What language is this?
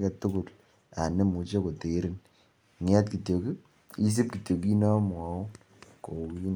Kalenjin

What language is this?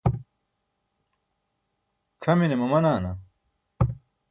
Burushaski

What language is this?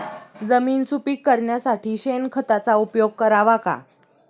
Marathi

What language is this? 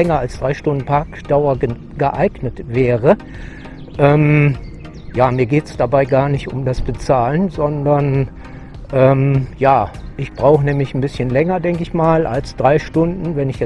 German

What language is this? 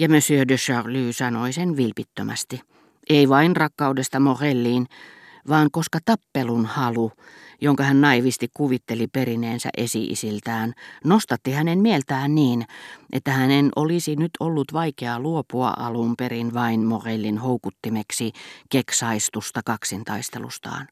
Finnish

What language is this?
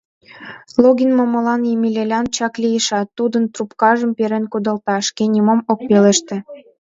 Mari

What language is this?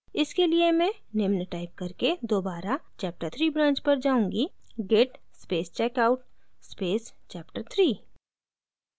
Hindi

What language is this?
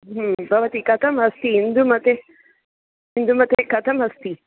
Sanskrit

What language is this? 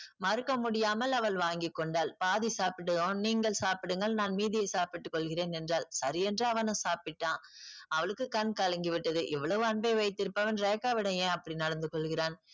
Tamil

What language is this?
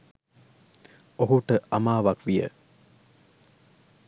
Sinhala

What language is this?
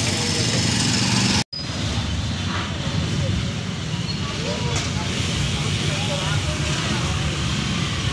Filipino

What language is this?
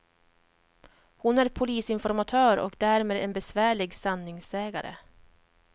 Swedish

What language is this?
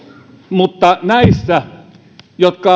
Finnish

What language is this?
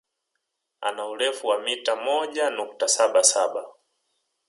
Swahili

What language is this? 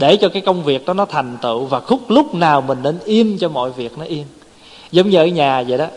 Vietnamese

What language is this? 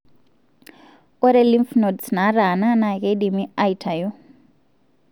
Masai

